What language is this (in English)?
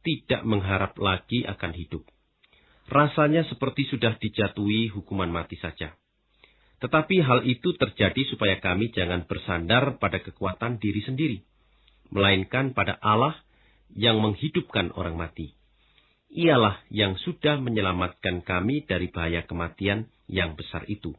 Indonesian